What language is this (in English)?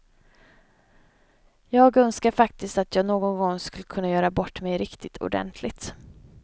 Swedish